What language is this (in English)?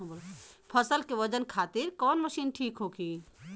Bhojpuri